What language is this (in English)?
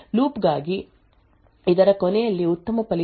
Kannada